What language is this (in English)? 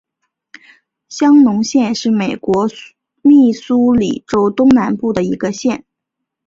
Chinese